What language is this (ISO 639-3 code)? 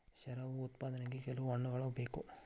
kan